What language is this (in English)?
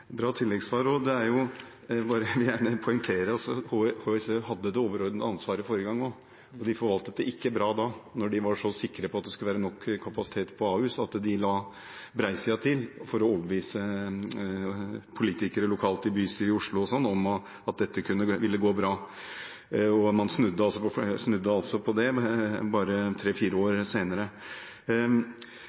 Norwegian Bokmål